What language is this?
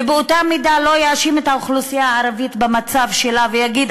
Hebrew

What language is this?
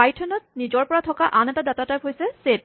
Assamese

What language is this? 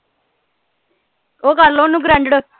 Punjabi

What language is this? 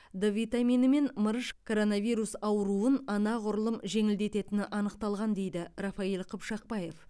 Kazakh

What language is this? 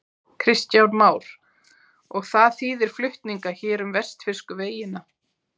Icelandic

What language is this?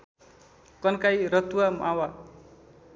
Nepali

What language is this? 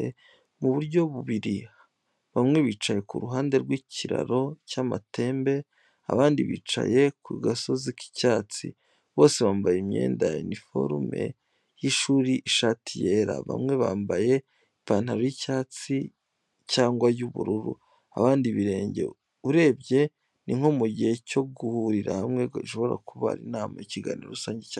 Kinyarwanda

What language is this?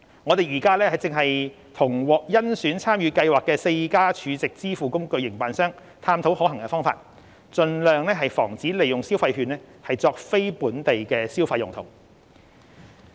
Cantonese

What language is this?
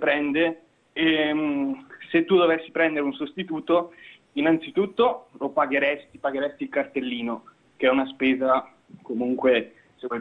Italian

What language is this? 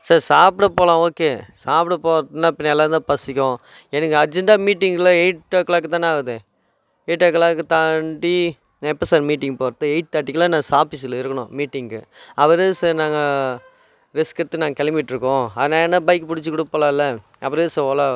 Tamil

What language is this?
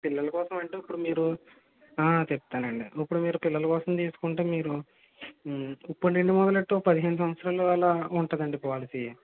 Telugu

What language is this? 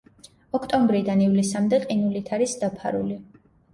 Georgian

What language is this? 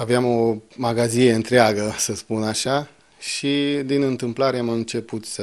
Romanian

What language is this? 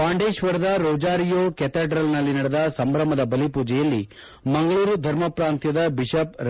Kannada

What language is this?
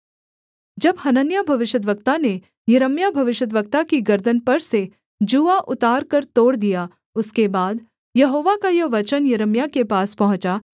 Hindi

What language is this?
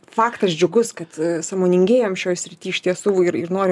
Lithuanian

